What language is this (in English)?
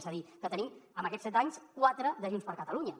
Catalan